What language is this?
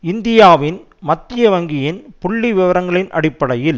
Tamil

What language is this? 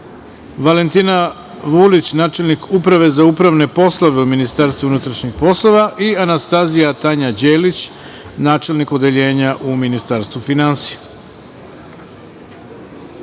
Serbian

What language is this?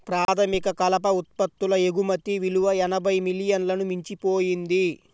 Telugu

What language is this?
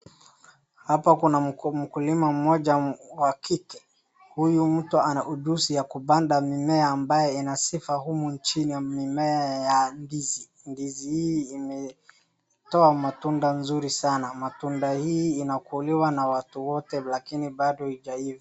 Swahili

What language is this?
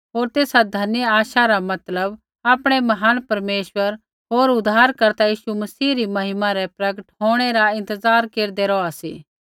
Kullu Pahari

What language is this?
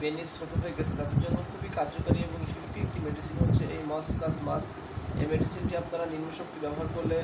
Hindi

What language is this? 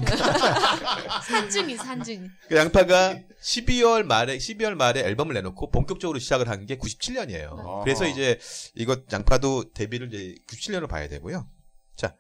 Korean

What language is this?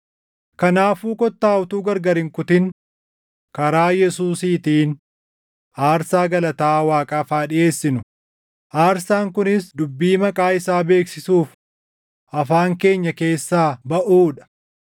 Oromo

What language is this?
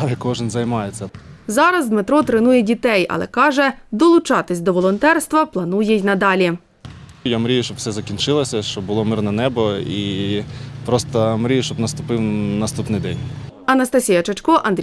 Ukrainian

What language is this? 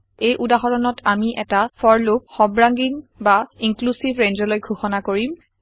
Assamese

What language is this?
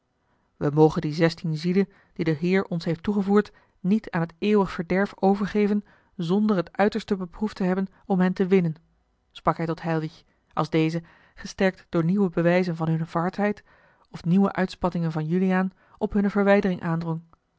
Dutch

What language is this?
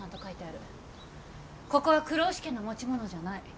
Japanese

